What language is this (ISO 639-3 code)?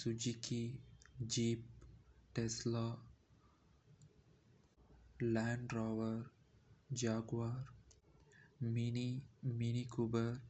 kfe